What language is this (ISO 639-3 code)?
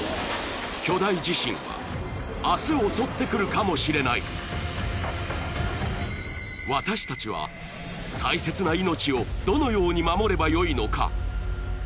jpn